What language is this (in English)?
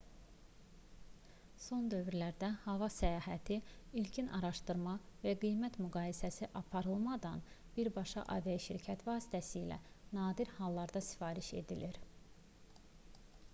Azerbaijani